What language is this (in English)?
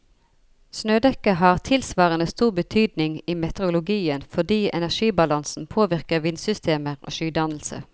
Norwegian